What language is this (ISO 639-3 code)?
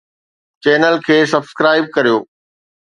snd